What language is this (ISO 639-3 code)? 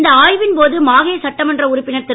tam